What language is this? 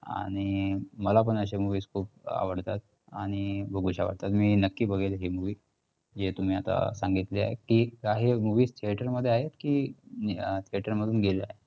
Marathi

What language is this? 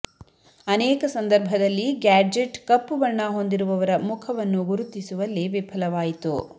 Kannada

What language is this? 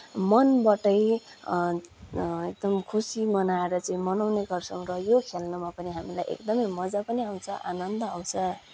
Nepali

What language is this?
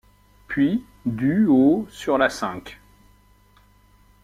French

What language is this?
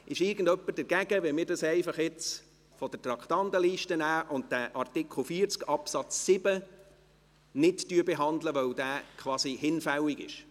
Swiss German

